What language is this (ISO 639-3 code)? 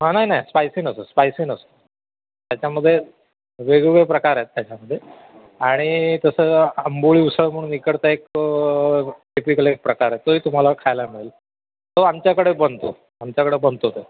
mar